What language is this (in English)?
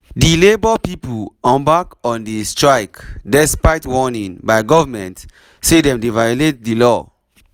Nigerian Pidgin